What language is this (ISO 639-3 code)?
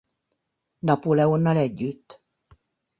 hun